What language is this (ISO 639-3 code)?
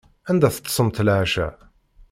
kab